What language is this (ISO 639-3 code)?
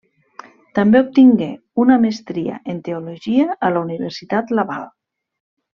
cat